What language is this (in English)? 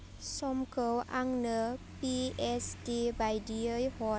Bodo